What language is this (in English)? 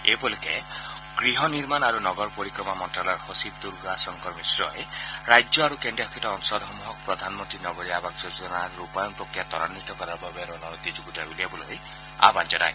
Assamese